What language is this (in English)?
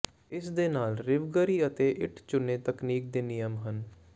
Punjabi